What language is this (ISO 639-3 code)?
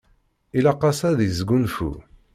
kab